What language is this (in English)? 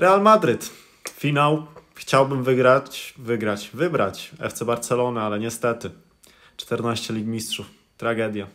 Polish